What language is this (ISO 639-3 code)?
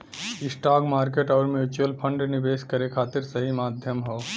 bho